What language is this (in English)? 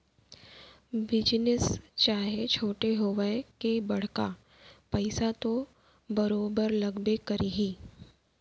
Chhattisgarhi